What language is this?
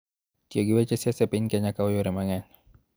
Luo (Kenya and Tanzania)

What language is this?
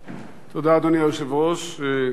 Hebrew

